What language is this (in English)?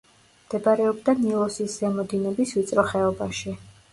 Georgian